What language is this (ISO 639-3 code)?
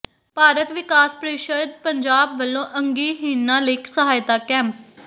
pan